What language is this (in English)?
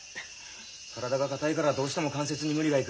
Japanese